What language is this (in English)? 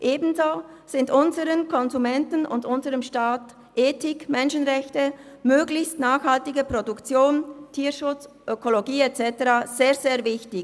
Swiss German